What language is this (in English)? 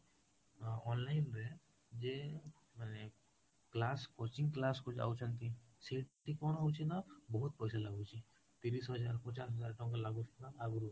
Odia